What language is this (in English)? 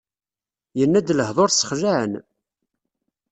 Kabyle